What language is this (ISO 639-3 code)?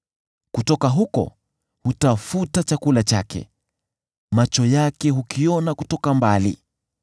swa